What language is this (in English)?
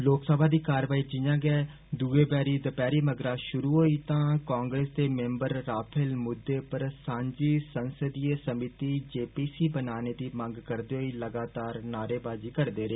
Dogri